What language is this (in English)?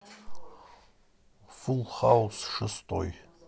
Russian